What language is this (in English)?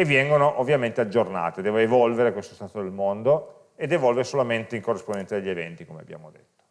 Italian